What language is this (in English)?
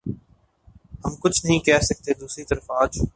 Urdu